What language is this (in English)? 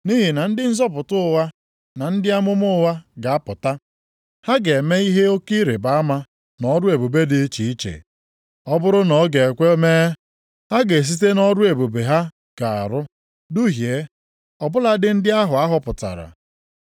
Igbo